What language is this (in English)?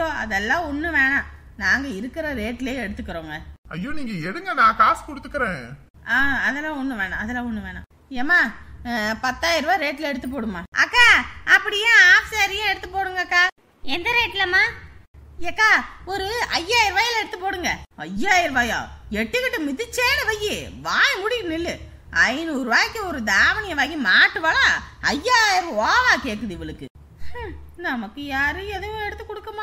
Tamil